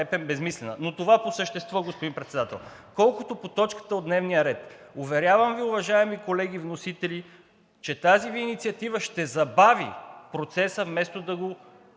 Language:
Bulgarian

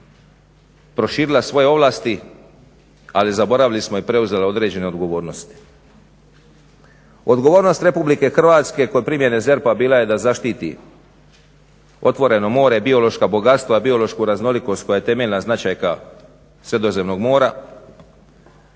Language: Croatian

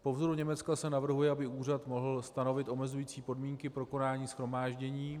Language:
Czech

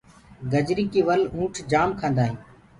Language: Gurgula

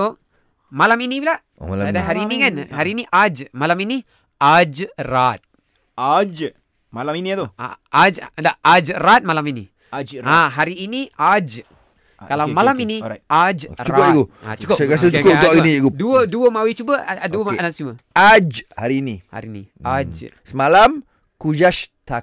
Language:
Malay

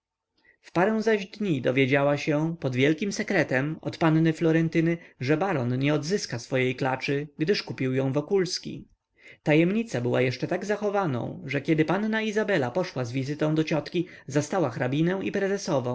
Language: Polish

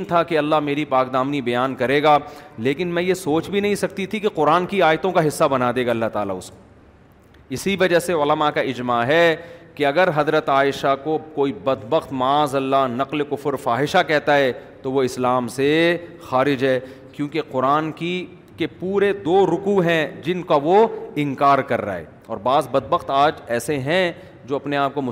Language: Urdu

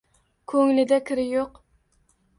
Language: Uzbek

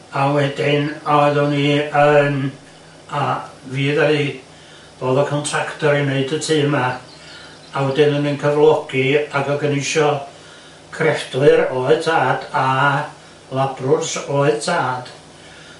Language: Welsh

